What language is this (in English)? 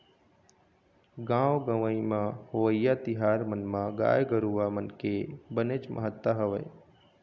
Chhattisgarhi